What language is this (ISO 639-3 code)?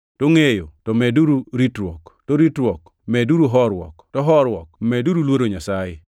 luo